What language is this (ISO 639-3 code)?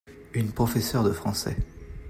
fra